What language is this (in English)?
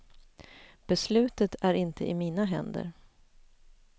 Swedish